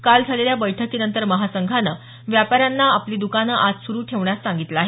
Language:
Marathi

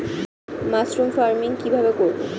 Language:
Bangla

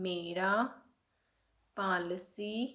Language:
Punjabi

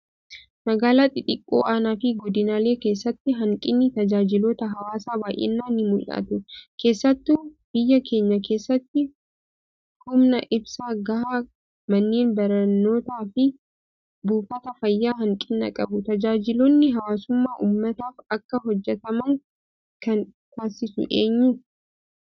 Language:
Oromo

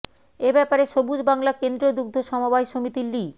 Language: Bangla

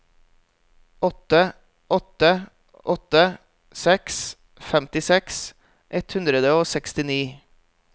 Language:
Norwegian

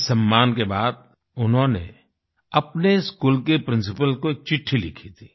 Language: Hindi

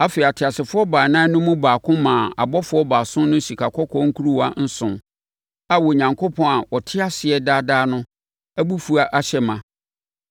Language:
Akan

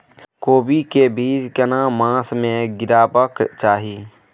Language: Maithili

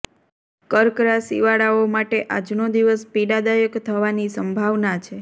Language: Gujarati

